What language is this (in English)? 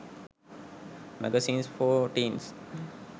Sinhala